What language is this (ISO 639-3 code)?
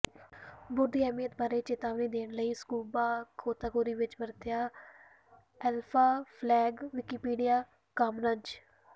pan